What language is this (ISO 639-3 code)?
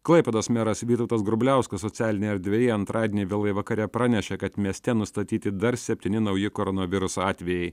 lit